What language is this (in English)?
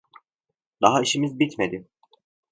Turkish